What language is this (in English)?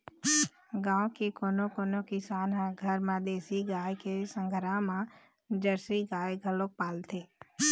Chhattisgarhi